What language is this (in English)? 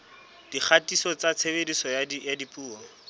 Southern Sotho